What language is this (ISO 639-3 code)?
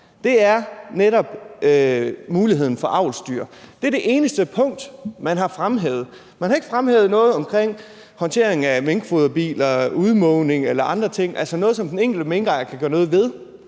dan